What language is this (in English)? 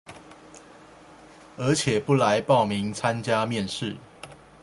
Chinese